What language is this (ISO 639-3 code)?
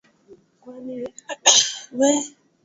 swa